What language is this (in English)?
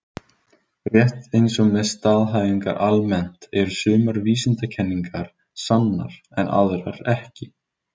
Icelandic